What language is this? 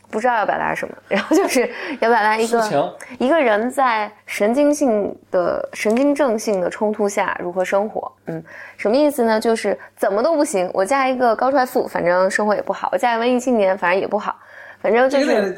Chinese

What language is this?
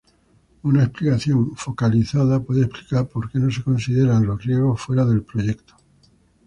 Spanish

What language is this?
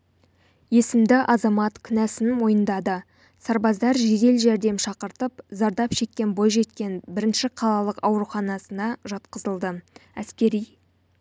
Kazakh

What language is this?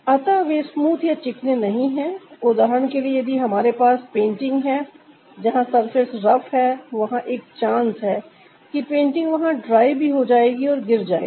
Hindi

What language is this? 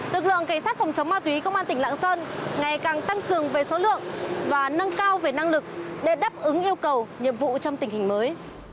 Vietnamese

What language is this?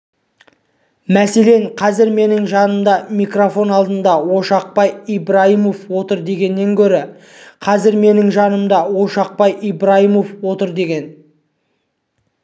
Kazakh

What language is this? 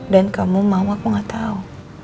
Indonesian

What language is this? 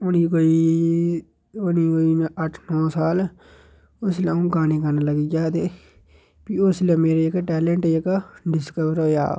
Dogri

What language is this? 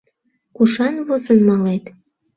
Mari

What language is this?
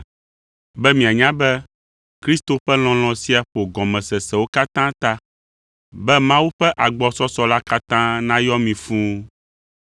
Ewe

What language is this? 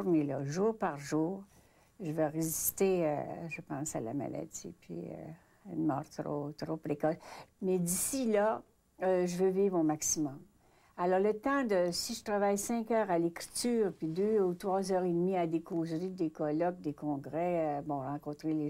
French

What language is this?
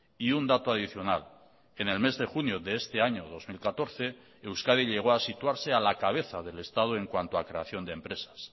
Spanish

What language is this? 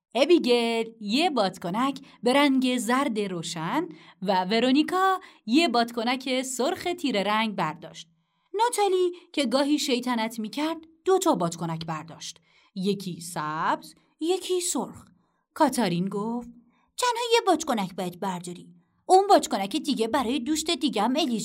Persian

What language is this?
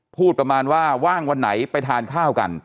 Thai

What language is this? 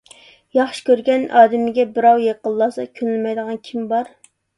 Uyghur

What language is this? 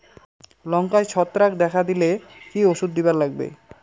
Bangla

